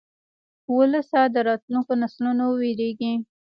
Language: Pashto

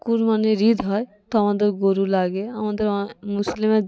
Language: Bangla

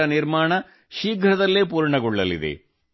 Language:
Kannada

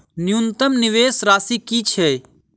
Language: Maithili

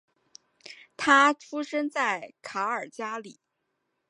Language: Chinese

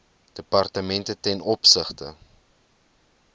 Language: Afrikaans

